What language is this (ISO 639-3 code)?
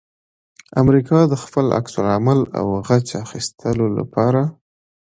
pus